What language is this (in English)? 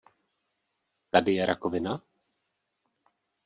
Czech